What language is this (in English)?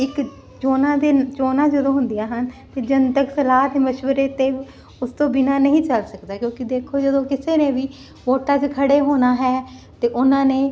Punjabi